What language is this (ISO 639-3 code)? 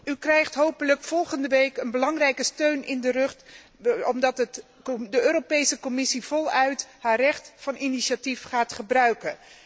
nld